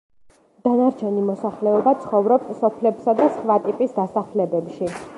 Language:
Georgian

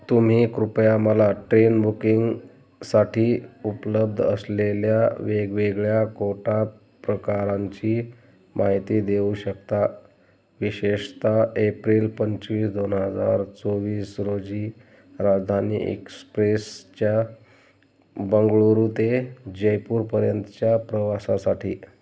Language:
Marathi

